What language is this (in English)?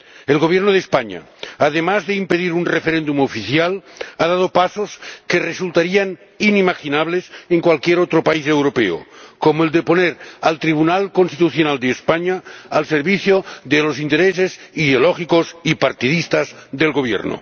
Spanish